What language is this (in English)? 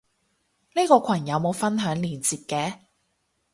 Cantonese